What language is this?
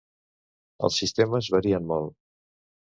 Catalan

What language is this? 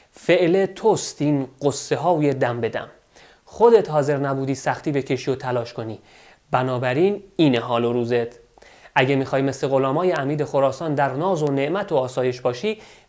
Persian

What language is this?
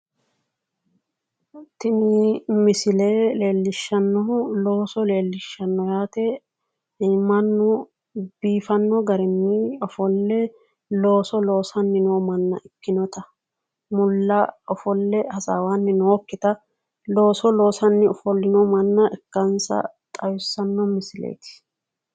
Sidamo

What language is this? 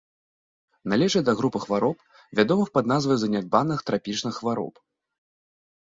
Belarusian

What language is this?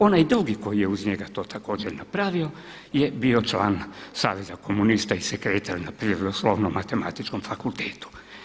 Croatian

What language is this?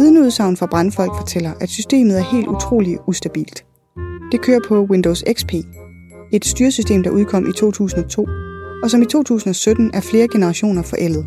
Danish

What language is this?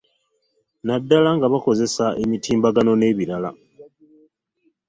Ganda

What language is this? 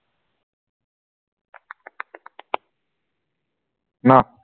Assamese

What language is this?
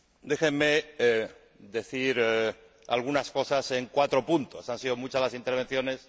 Spanish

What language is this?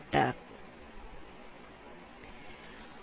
Malayalam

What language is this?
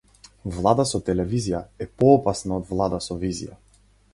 Macedonian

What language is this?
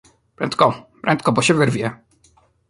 Polish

